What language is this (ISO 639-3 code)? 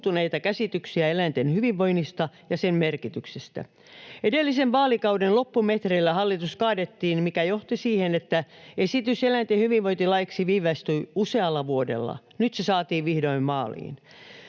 fin